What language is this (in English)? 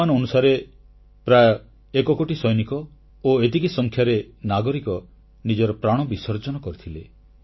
Odia